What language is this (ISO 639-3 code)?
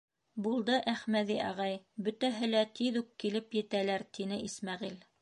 bak